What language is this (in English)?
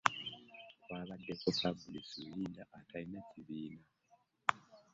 Ganda